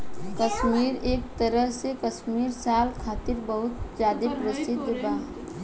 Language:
Bhojpuri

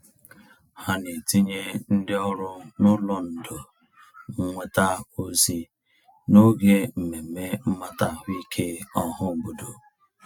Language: Igbo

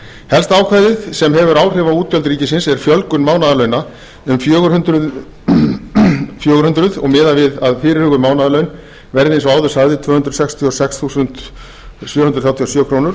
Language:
Icelandic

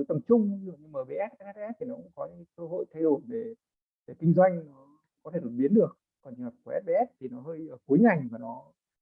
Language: Vietnamese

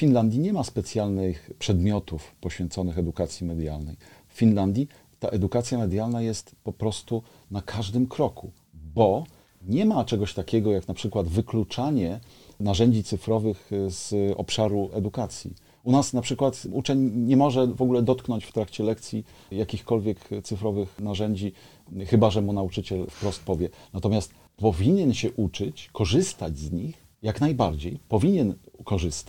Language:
Polish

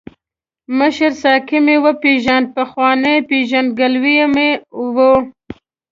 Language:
Pashto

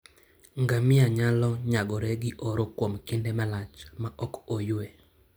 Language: Luo (Kenya and Tanzania)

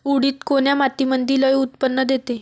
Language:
Marathi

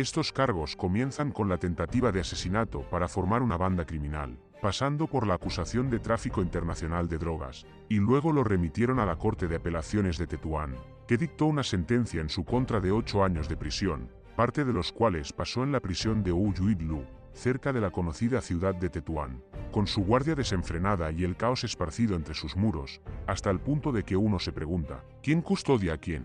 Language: Spanish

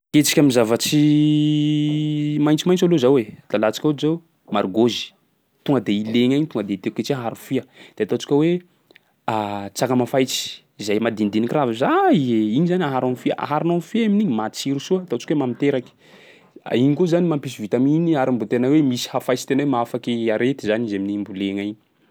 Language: Sakalava Malagasy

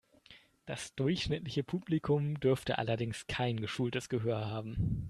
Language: German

